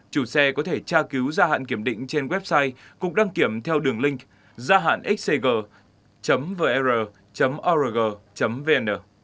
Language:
Vietnamese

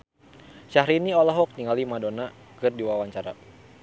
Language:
Sundanese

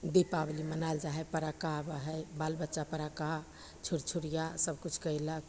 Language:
Maithili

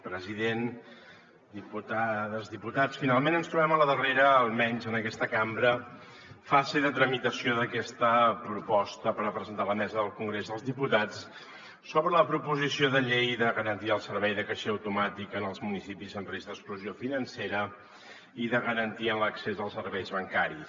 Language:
Catalan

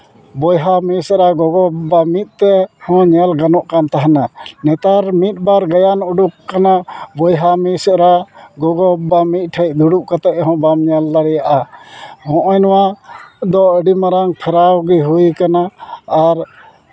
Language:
Santali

